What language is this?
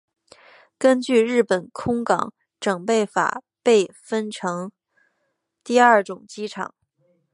Chinese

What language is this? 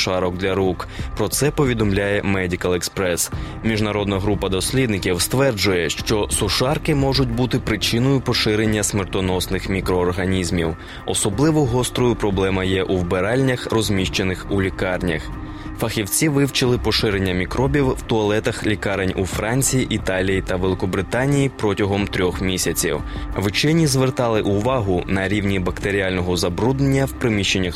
Ukrainian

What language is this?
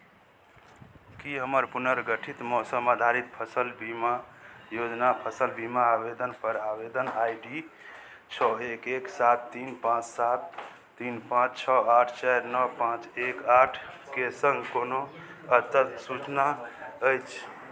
Maithili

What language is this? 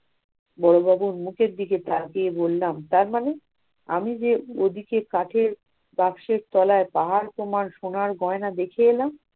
Bangla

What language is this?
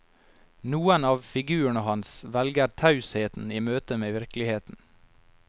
Norwegian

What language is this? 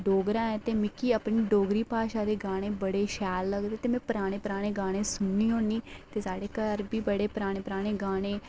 Dogri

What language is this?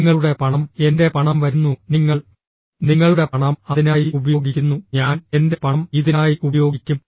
Malayalam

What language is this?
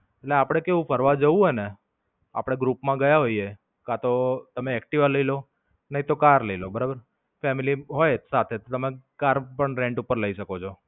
Gujarati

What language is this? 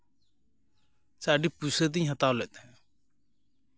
Santali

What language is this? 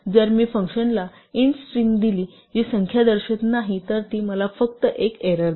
Marathi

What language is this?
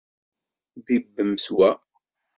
Kabyle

